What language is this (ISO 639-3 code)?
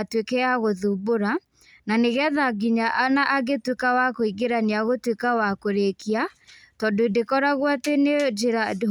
kik